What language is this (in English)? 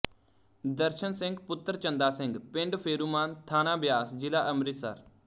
Punjabi